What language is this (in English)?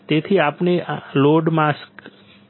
Gujarati